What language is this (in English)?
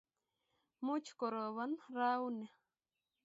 Kalenjin